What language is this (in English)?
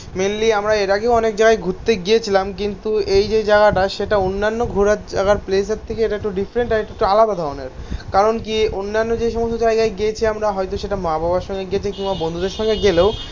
Bangla